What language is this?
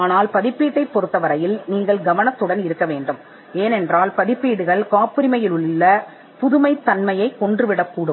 Tamil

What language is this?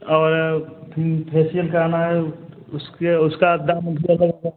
Hindi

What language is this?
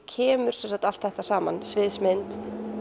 Icelandic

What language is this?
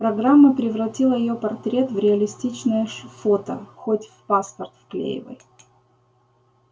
Russian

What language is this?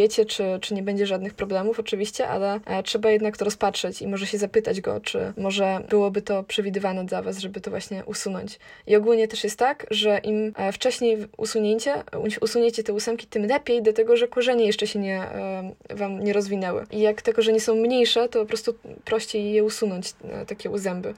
Polish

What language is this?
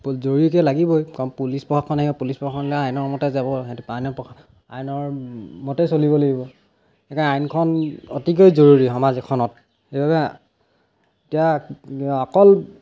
Assamese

